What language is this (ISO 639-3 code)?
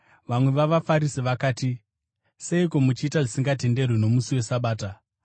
sna